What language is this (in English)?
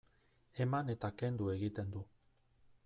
Basque